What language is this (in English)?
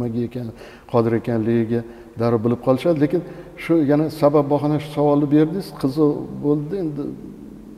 Turkish